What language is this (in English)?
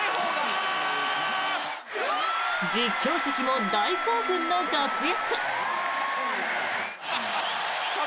Japanese